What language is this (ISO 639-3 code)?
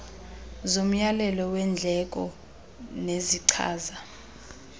xho